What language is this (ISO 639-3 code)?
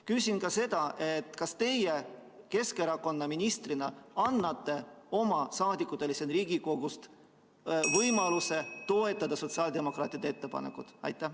est